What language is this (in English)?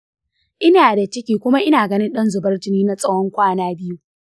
Hausa